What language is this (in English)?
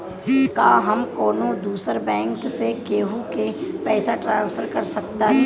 Bhojpuri